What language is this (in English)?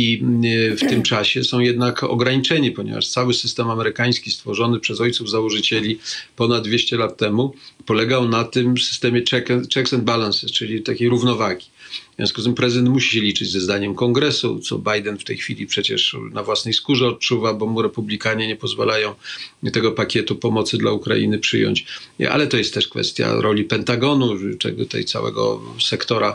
Polish